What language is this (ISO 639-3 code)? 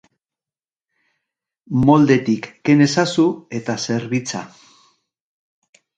eus